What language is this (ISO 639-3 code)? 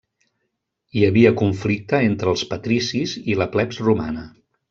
cat